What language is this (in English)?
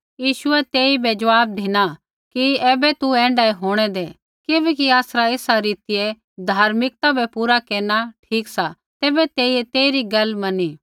Kullu Pahari